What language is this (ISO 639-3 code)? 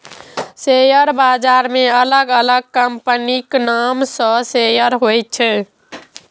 mai